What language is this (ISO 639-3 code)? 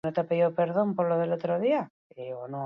eus